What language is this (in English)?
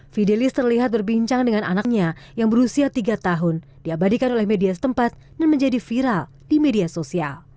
Indonesian